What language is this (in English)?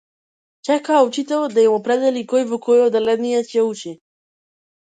Macedonian